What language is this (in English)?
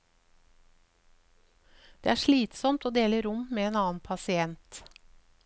Norwegian